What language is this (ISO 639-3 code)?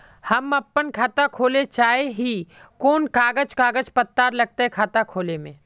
mag